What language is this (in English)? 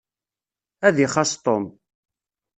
Kabyle